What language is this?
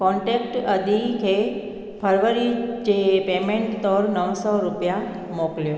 Sindhi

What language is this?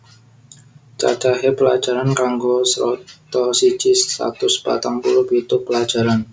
Javanese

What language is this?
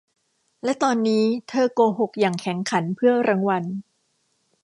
Thai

